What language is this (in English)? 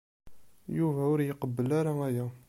Kabyle